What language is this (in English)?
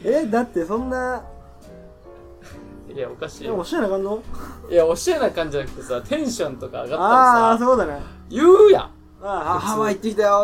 Japanese